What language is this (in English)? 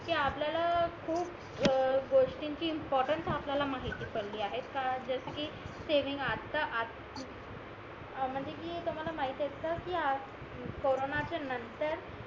Marathi